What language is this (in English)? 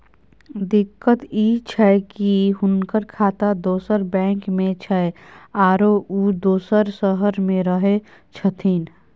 Maithili